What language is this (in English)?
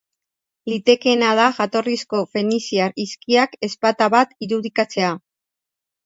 Basque